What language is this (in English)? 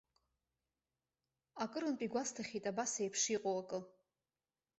Abkhazian